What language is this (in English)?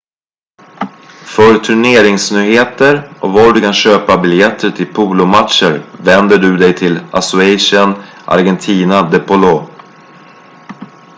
Swedish